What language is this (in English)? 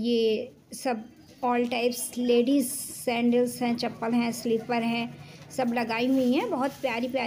Hindi